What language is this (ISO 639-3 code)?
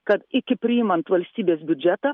lit